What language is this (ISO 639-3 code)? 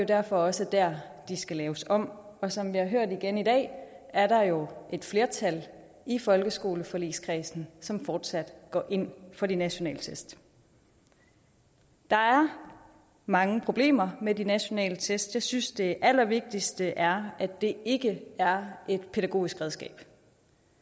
dan